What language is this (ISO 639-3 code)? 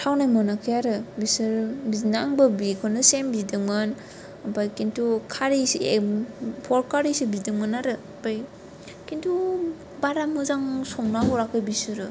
brx